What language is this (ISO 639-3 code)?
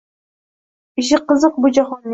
uzb